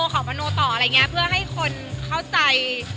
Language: Thai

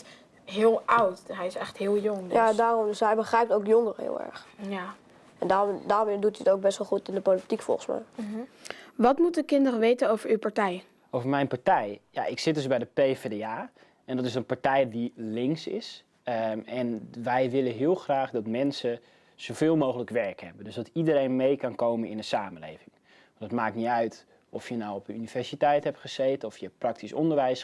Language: Dutch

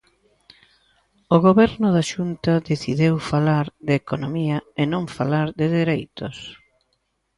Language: Galician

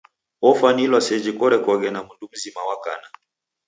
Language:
Taita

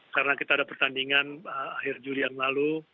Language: Indonesian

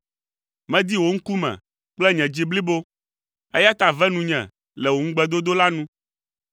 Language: Ewe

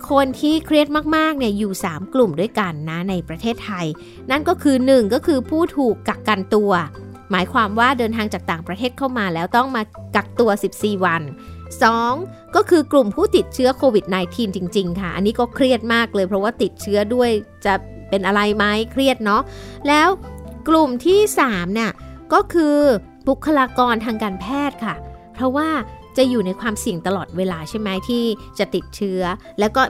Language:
Thai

